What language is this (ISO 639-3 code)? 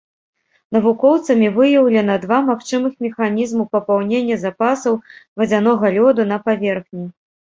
bel